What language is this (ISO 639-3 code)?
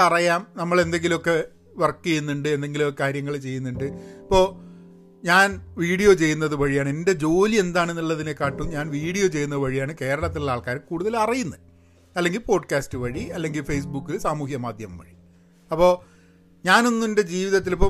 mal